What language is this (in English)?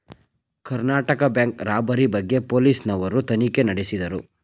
Kannada